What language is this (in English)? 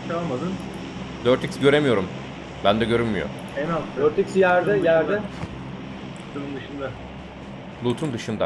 Turkish